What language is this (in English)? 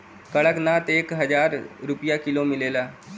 Bhojpuri